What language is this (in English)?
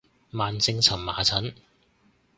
Cantonese